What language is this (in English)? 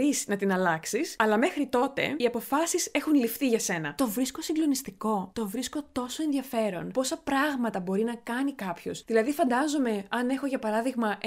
Greek